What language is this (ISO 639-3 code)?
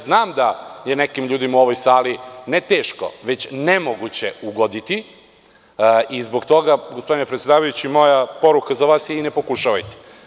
srp